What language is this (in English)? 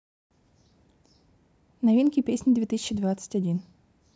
Russian